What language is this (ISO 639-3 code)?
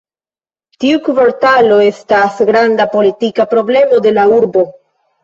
epo